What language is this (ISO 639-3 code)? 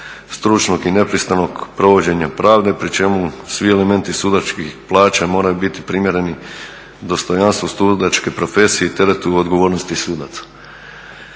hrv